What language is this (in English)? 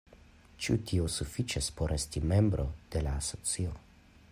Esperanto